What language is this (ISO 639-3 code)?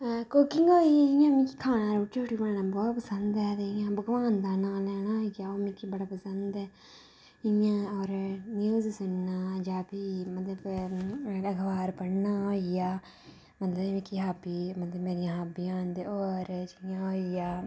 doi